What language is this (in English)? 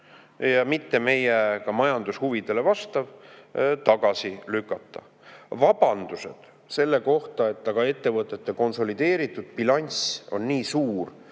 Estonian